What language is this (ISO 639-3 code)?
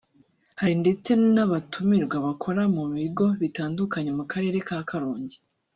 kin